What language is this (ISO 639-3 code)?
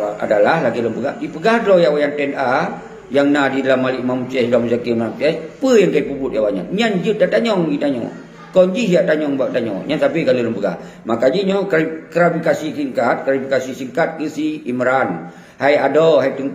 msa